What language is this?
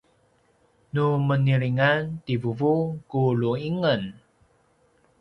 Paiwan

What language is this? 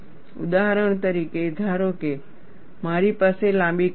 Gujarati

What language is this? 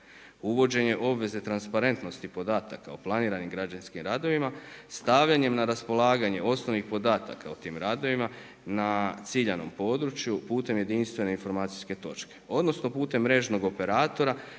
Croatian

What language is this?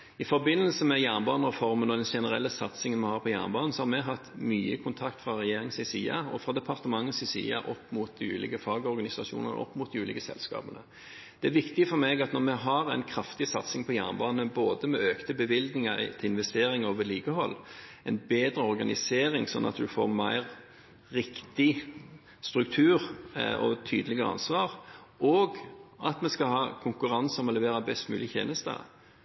Norwegian Bokmål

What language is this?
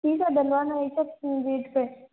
Hindi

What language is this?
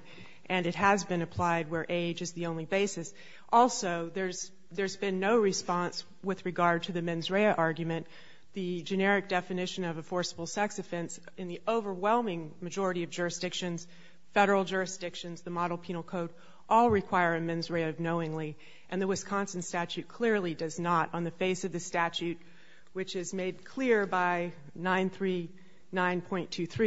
English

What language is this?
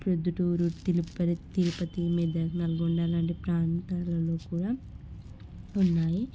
Telugu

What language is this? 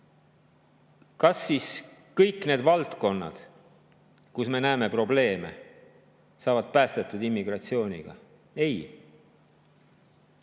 Estonian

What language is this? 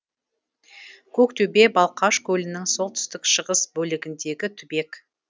Kazakh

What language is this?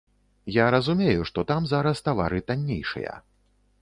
Belarusian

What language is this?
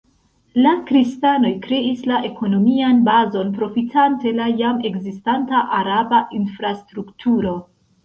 Esperanto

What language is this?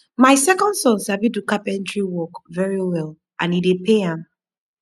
Nigerian Pidgin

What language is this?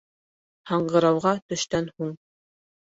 Bashkir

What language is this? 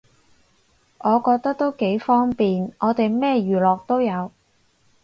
Cantonese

